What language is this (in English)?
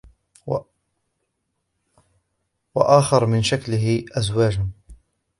Arabic